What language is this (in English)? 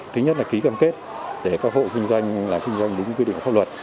Vietnamese